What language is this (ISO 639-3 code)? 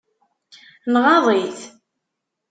kab